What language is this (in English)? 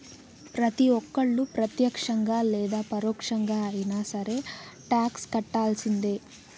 Telugu